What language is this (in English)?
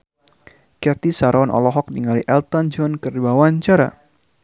Sundanese